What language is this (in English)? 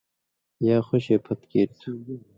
Indus Kohistani